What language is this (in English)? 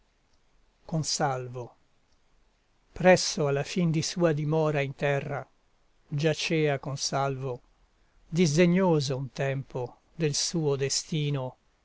Italian